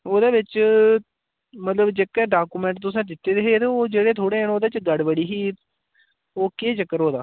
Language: Dogri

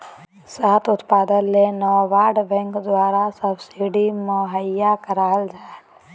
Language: Magahi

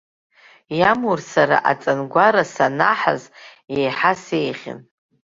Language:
Abkhazian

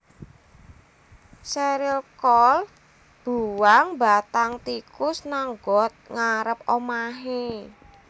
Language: Javanese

